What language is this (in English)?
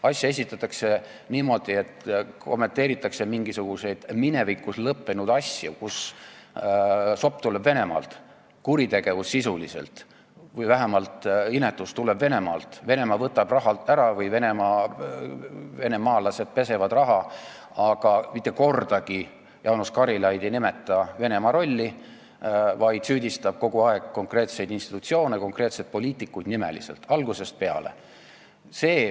Estonian